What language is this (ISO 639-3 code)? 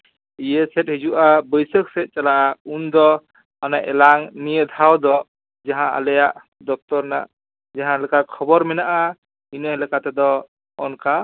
sat